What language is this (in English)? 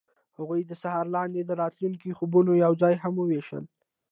Pashto